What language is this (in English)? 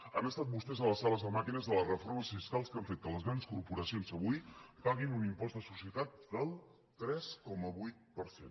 Catalan